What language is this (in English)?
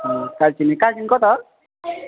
Nepali